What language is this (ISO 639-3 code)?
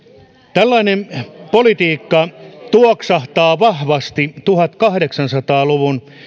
fin